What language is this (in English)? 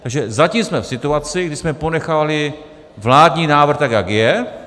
Czech